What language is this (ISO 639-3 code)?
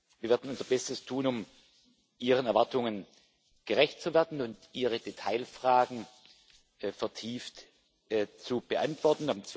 deu